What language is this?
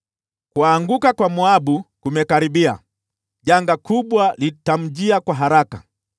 Swahili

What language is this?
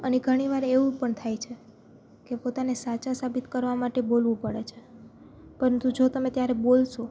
Gujarati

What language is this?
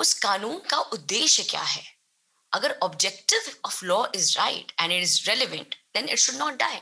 Hindi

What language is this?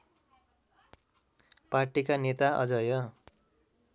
Nepali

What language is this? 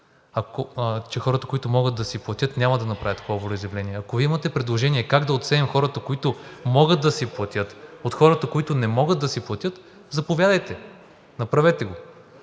Bulgarian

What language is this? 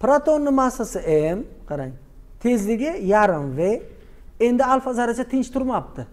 Turkish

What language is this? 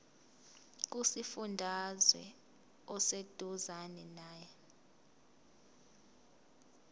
Zulu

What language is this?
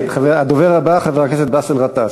Hebrew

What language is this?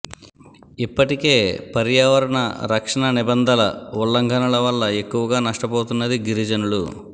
Telugu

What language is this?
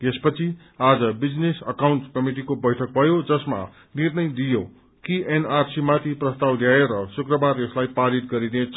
Nepali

